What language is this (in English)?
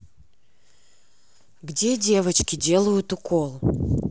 Russian